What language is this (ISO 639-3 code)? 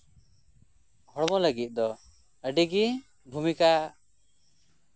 sat